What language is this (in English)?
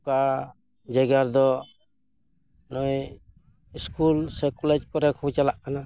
Santali